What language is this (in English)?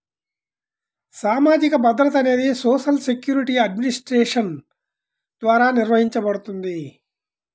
Telugu